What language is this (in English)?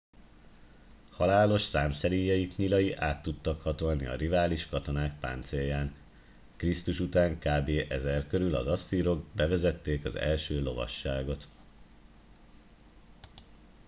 Hungarian